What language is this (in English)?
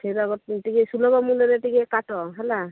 Odia